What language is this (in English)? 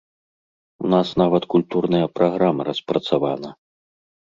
Belarusian